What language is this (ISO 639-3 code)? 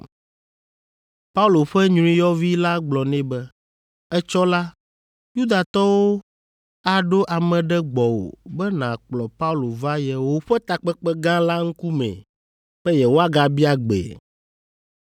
ewe